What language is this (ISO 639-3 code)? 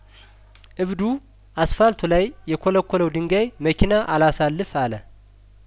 amh